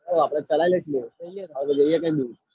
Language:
Gujarati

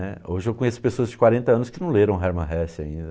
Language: Portuguese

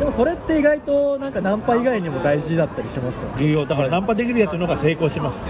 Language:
Japanese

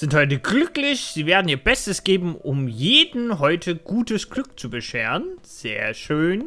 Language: German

